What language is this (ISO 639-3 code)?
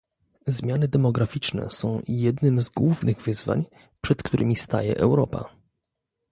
pol